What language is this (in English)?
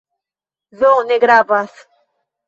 Esperanto